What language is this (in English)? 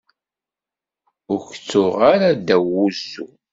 Kabyle